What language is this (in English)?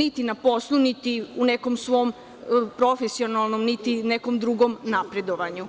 Serbian